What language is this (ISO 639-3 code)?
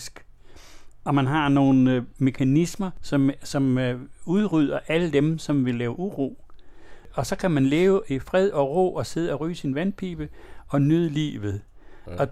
dan